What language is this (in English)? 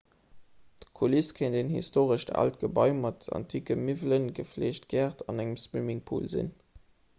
Luxembourgish